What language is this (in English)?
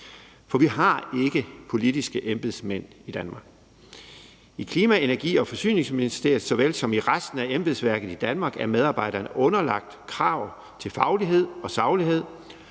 Danish